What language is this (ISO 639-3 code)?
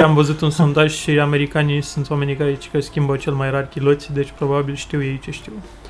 ron